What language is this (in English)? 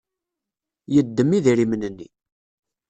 Kabyle